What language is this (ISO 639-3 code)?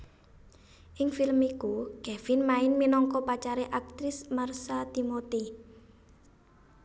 jav